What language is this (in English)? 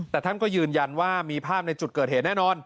Thai